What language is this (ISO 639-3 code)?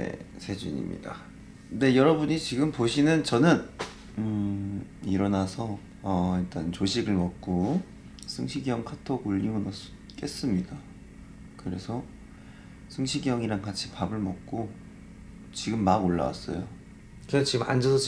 kor